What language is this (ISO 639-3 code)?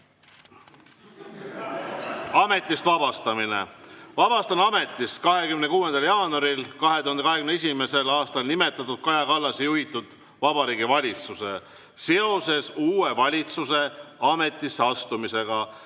est